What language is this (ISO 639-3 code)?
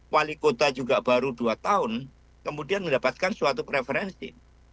ind